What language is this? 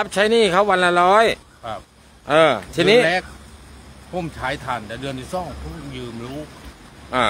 Thai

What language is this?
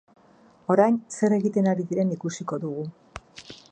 Basque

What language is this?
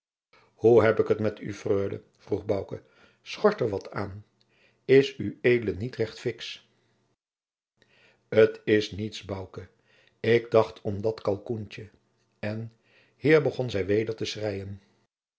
Dutch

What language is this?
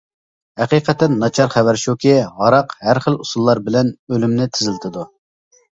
Uyghur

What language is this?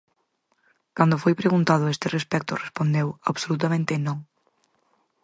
Galician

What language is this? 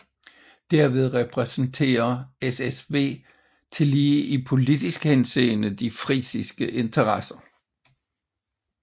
Danish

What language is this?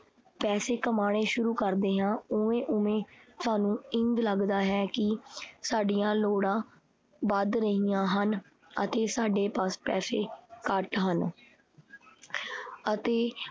Punjabi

